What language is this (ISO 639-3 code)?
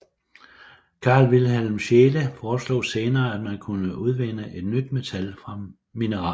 dan